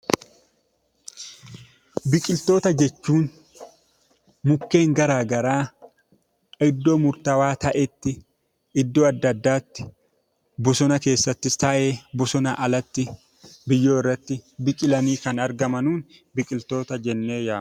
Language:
Oromo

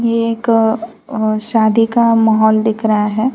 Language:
Hindi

